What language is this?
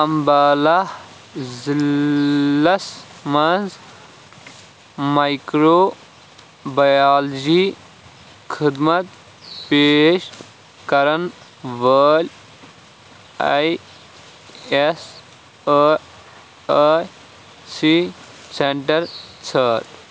Kashmiri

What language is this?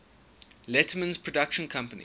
English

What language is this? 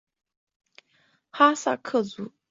Chinese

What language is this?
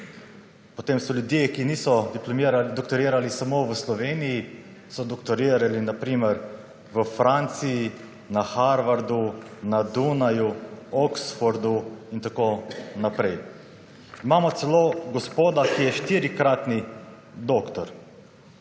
Slovenian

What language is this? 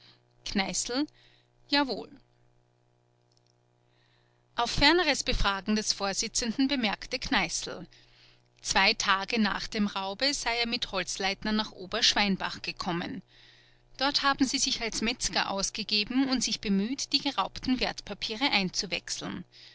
German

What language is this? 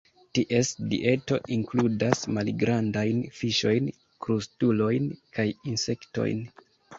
Esperanto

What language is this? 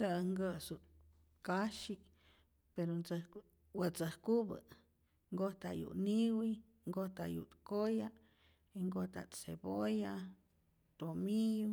Rayón Zoque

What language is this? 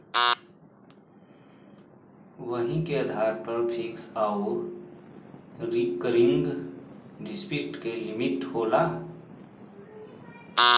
Bhojpuri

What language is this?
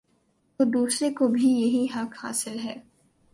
Urdu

